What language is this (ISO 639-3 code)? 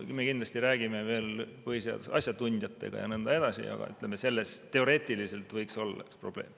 est